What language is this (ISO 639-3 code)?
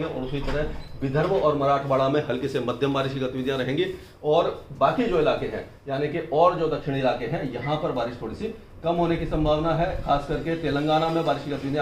hin